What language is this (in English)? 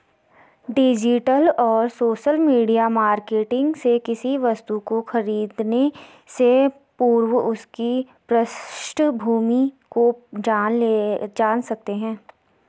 Hindi